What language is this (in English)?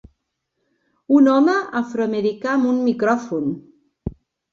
Catalan